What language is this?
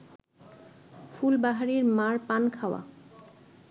Bangla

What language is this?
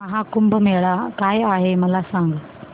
Marathi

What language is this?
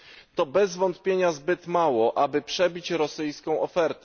Polish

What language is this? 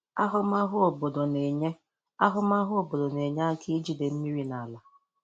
Igbo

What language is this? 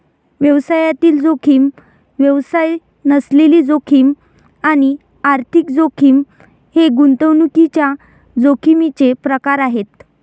Marathi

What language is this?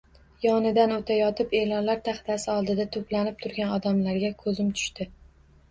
Uzbek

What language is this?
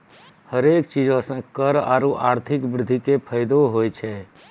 Maithili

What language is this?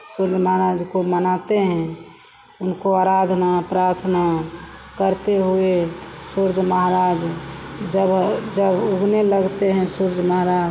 Hindi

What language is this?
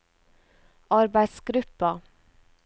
Norwegian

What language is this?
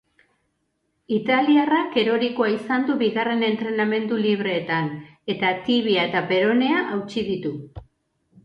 Basque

